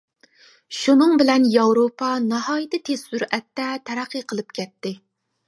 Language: Uyghur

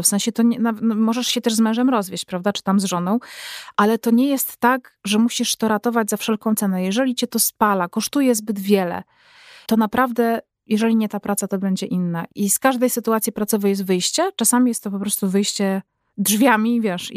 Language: Polish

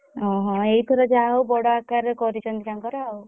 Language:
Odia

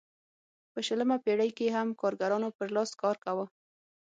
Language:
Pashto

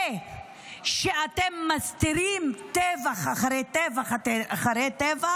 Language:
Hebrew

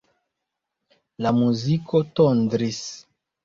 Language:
Esperanto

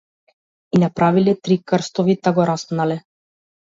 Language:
Macedonian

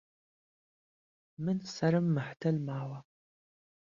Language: Central Kurdish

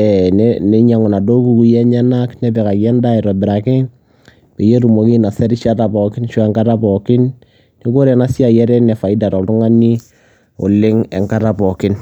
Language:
Masai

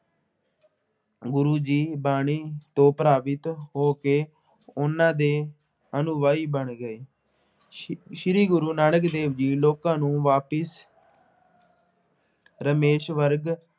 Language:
Punjabi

